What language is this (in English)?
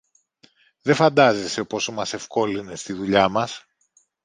Greek